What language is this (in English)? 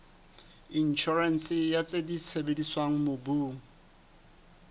Southern Sotho